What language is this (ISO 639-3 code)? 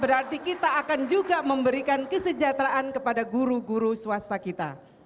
ind